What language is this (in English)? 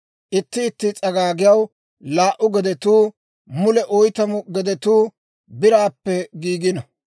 Dawro